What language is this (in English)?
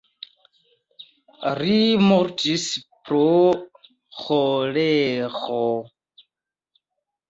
Esperanto